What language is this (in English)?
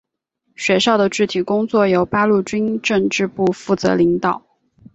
Chinese